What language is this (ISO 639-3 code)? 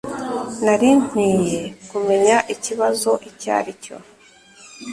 kin